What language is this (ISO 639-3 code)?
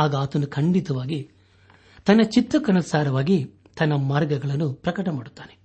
kan